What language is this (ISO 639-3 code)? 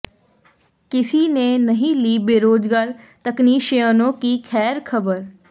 hin